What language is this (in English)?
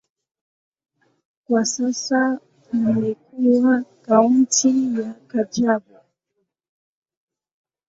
Swahili